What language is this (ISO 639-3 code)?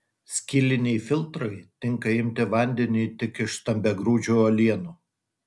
lit